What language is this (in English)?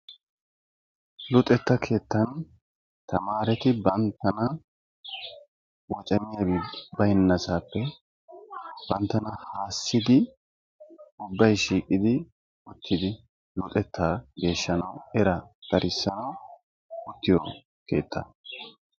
Wolaytta